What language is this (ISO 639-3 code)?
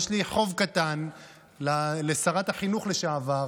heb